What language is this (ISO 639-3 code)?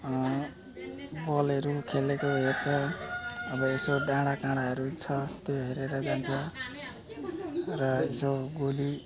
nep